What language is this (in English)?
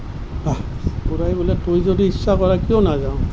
Assamese